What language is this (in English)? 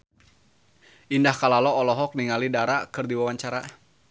Sundanese